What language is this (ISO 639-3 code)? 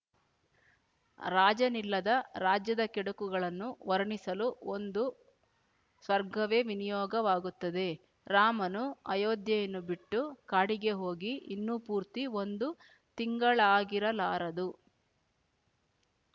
kan